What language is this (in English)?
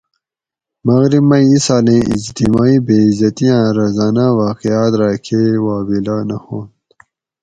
Gawri